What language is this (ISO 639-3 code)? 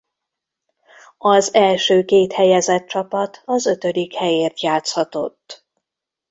hun